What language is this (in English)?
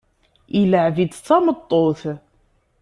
Kabyle